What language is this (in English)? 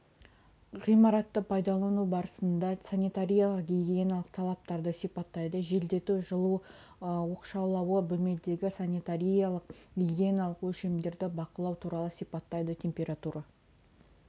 Kazakh